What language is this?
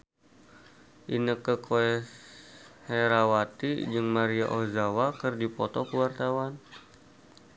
Sundanese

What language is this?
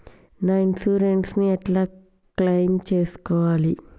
Telugu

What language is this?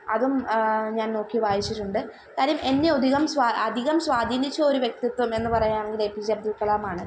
Malayalam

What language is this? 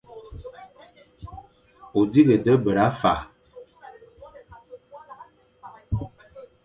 Fang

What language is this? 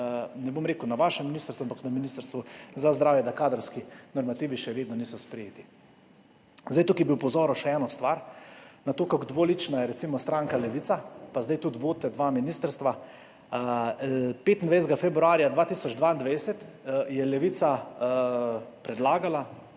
Slovenian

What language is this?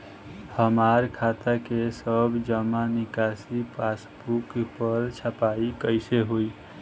Bhojpuri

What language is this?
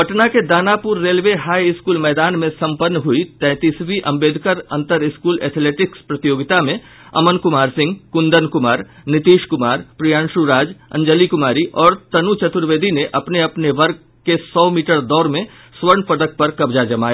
Hindi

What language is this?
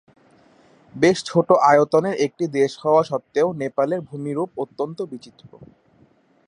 Bangla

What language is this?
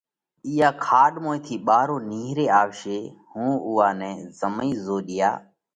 Parkari Koli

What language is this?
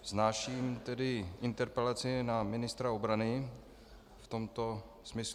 Czech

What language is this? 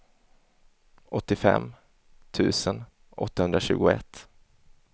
Swedish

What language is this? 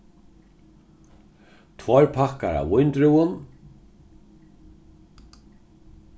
Faroese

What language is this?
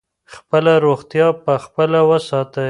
Pashto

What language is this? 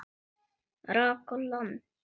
Icelandic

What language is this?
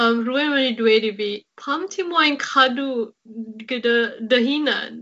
Welsh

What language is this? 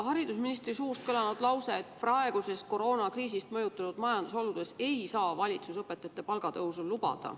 Estonian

